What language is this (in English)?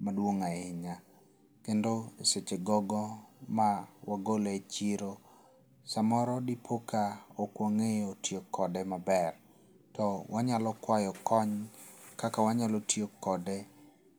Luo (Kenya and Tanzania)